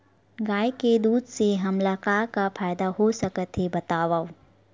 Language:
Chhattisgarhi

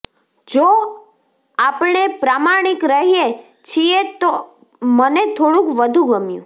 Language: Gujarati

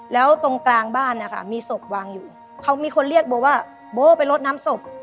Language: Thai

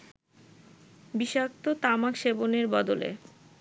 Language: Bangla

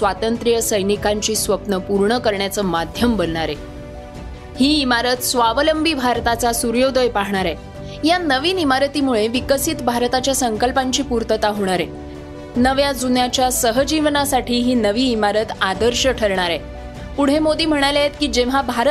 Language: Marathi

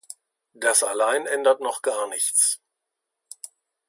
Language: German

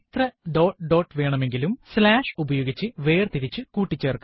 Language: Malayalam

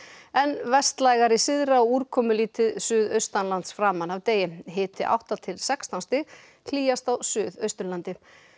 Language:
Icelandic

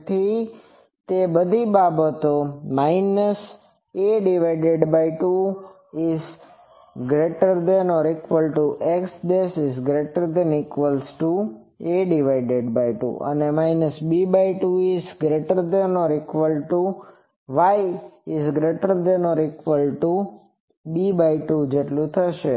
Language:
Gujarati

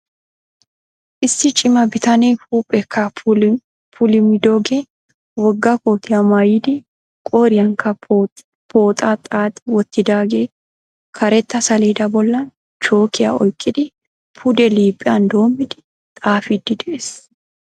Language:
Wolaytta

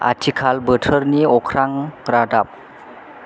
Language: Bodo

